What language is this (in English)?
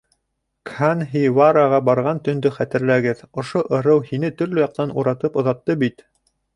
Bashkir